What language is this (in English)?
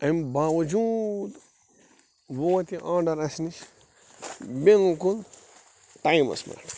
Kashmiri